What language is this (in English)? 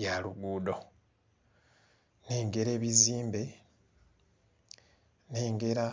Ganda